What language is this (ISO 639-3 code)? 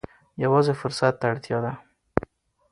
pus